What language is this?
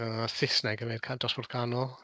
Welsh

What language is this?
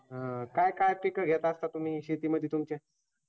Marathi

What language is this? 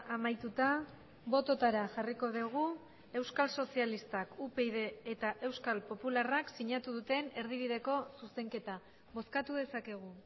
Basque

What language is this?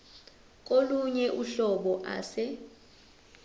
Zulu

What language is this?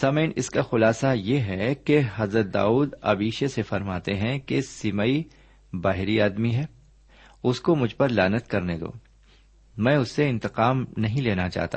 Urdu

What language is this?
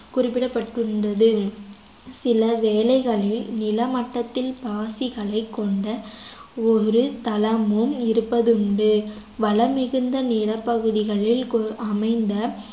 Tamil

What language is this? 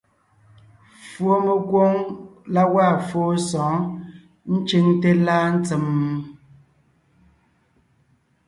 Ngiemboon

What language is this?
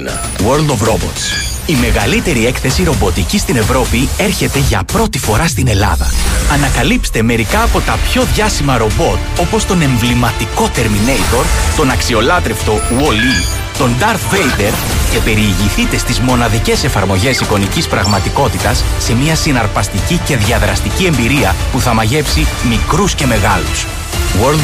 Greek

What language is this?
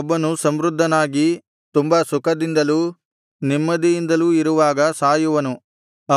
Kannada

